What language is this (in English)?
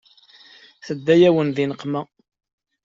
Kabyle